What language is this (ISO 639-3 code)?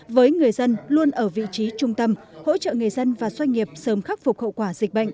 vie